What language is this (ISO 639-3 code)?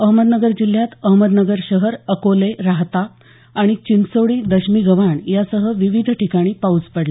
mar